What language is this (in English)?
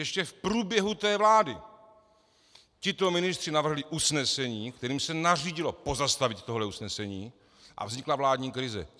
Czech